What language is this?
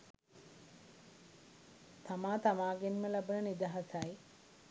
Sinhala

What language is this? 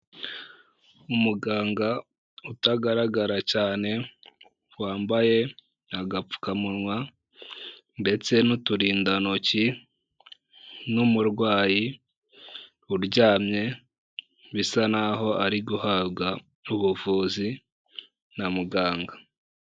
Kinyarwanda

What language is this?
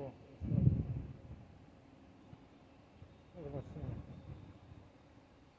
Polish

